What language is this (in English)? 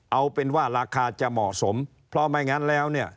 Thai